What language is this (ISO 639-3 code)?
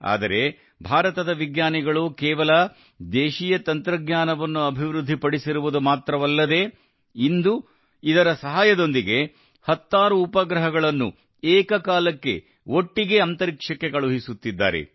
kan